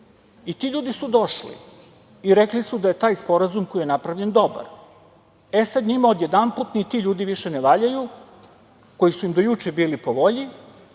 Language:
Serbian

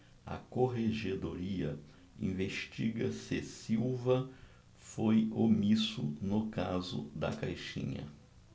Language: Portuguese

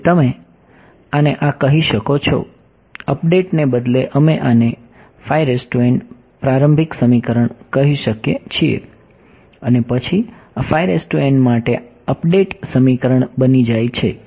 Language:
Gujarati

